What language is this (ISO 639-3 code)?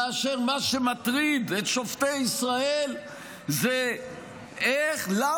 heb